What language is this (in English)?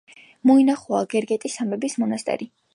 Georgian